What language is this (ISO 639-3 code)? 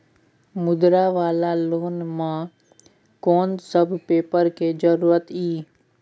mai